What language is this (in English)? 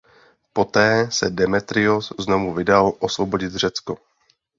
Czech